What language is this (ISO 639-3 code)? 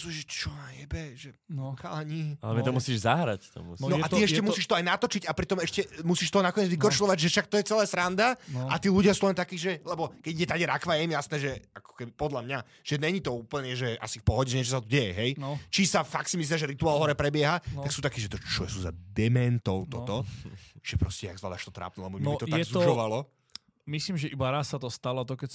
slk